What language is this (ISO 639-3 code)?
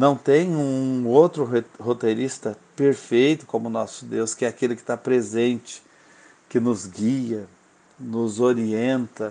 por